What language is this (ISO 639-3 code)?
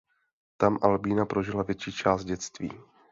ces